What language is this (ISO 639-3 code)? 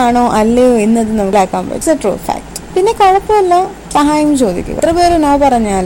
mal